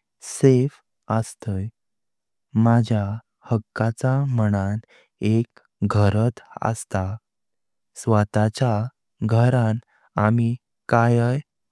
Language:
Konkani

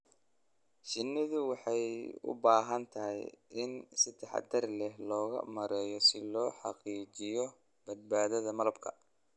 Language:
Somali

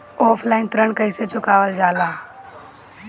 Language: Bhojpuri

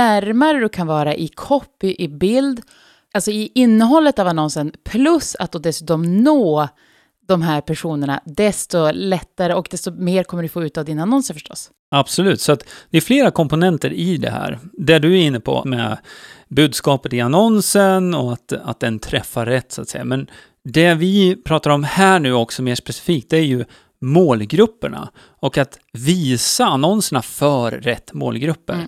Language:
Swedish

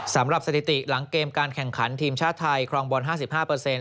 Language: Thai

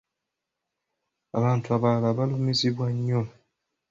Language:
Ganda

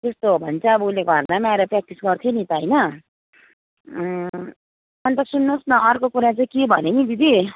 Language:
Nepali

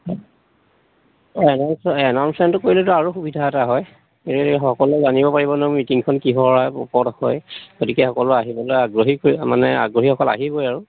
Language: Assamese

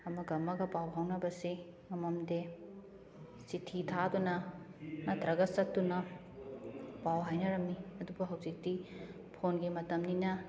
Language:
Manipuri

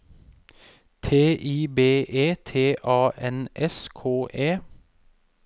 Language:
Norwegian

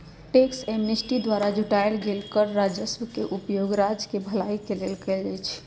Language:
Magahi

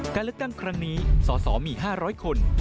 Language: Thai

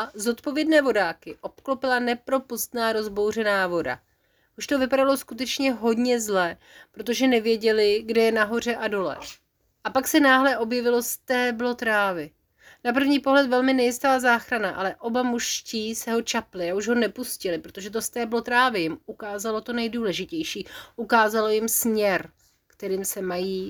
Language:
Czech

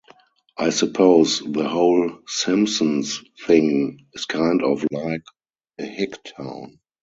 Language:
English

